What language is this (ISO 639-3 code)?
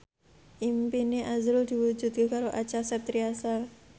jav